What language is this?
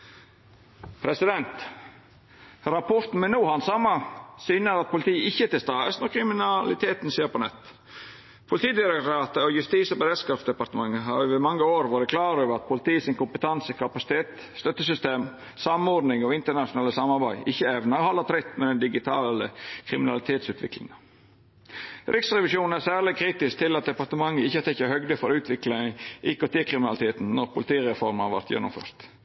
Norwegian Nynorsk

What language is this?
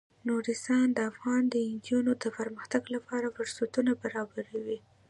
Pashto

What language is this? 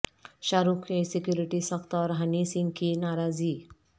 Urdu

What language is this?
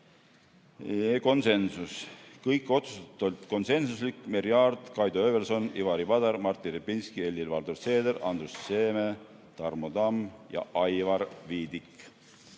Estonian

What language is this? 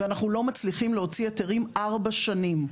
Hebrew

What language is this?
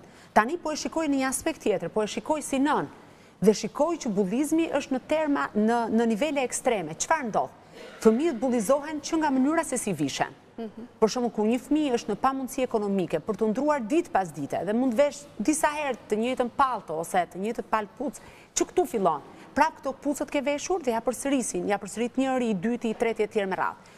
Romanian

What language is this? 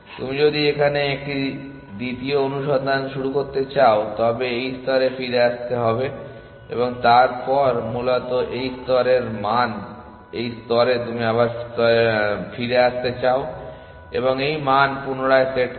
Bangla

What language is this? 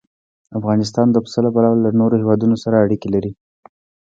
Pashto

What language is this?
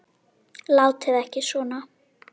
Icelandic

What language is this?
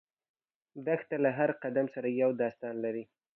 Pashto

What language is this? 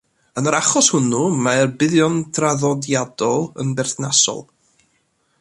Welsh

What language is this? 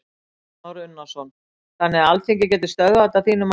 Icelandic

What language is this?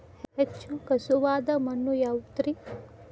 Kannada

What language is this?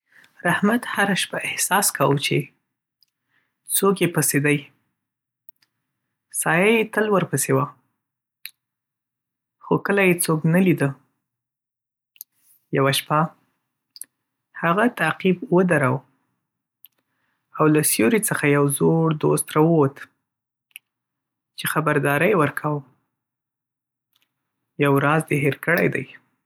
Pashto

